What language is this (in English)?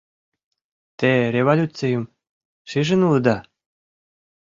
Mari